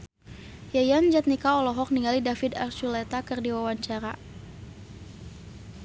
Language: Sundanese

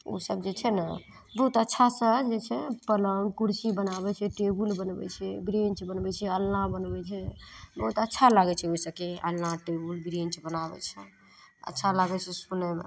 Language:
Maithili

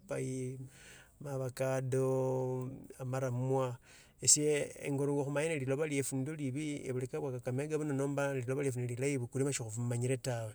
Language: Tsotso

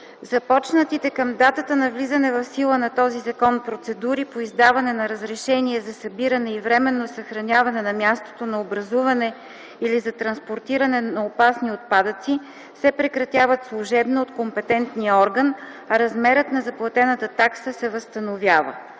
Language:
Bulgarian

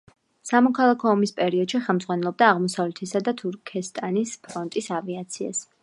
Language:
Georgian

